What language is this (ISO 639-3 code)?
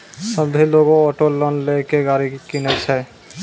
mai